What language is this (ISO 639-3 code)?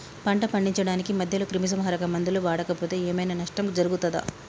tel